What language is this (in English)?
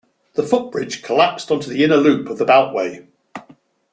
English